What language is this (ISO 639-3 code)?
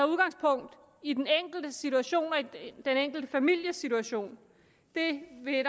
dan